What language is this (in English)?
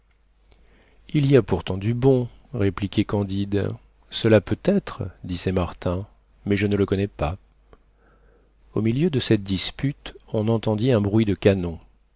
French